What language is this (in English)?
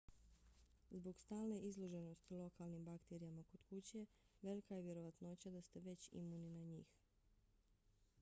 Bosnian